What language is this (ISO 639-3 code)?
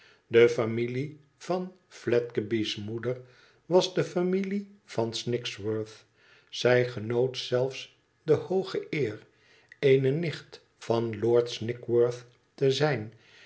nld